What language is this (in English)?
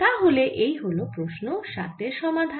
Bangla